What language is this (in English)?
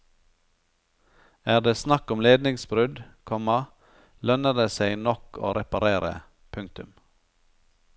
Norwegian